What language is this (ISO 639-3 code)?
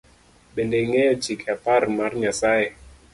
luo